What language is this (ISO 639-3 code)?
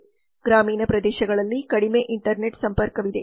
kan